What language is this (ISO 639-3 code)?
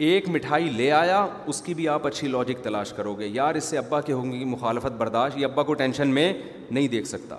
urd